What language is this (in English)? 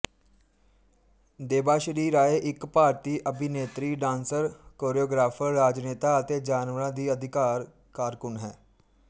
Punjabi